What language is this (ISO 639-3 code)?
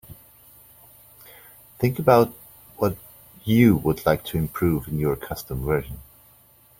eng